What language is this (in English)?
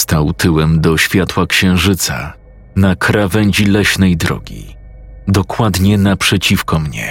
Polish